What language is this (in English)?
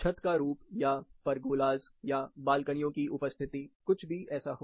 Hindi